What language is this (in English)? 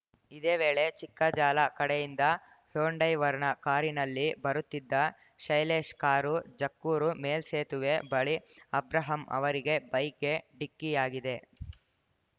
Kannada